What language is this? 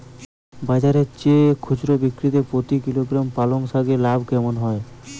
Bangla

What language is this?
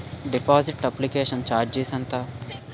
Telugu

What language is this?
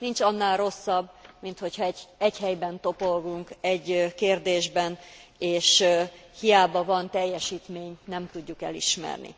Hungarian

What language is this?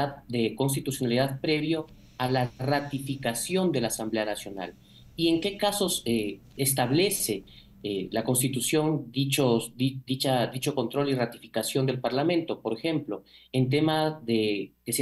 Spanish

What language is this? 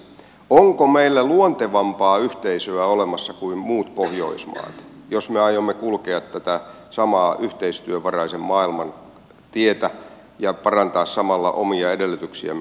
Finnish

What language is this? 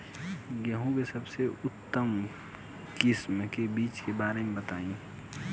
Bhojpuri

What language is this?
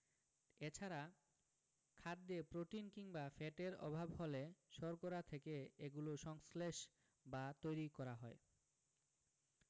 Bangla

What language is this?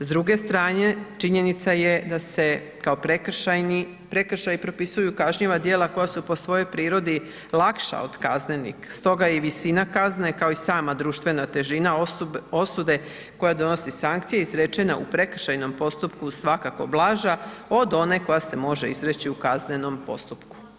Croatian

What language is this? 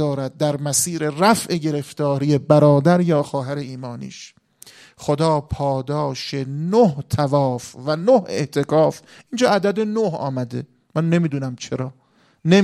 Persian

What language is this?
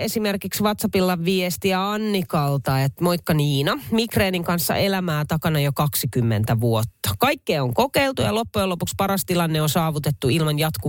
Finnish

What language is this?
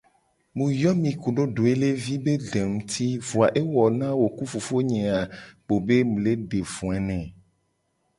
Gen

